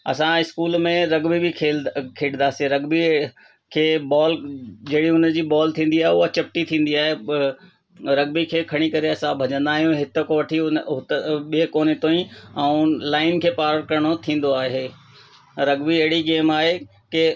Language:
Sindhi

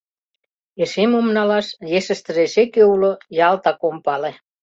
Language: Mari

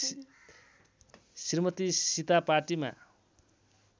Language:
Nepali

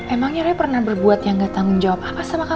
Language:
Indonesian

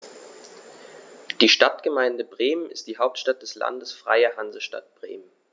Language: German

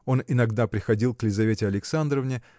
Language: Russian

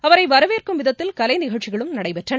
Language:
Tamil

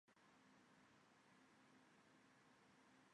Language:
Chinese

